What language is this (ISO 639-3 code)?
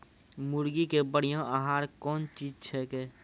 mai